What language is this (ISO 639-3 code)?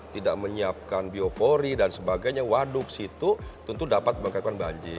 ind